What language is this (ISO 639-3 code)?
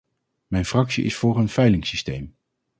nld